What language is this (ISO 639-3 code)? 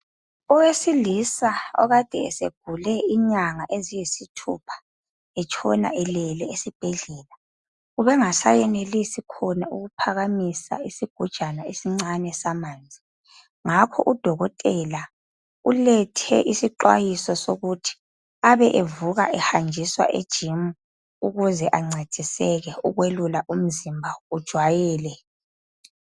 nde